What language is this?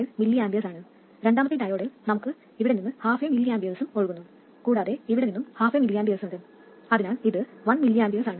Malayalam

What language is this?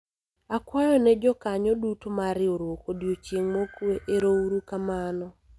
Luo (Kenya and Tanzania)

